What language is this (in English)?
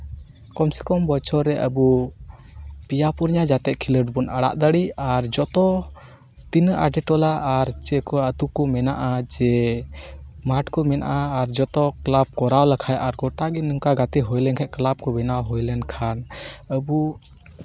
Santali